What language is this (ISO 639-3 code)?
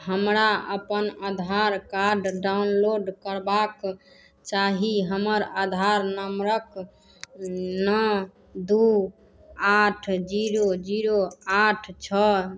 mai